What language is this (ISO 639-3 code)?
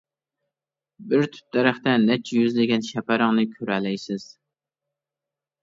uig